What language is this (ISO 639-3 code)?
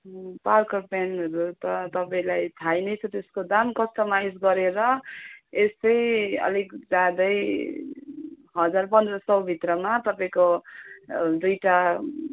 nep